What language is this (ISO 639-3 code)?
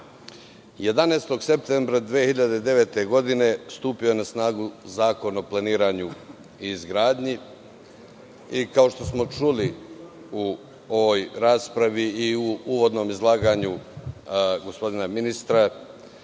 srp